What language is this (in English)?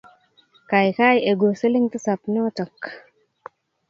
Kalenjin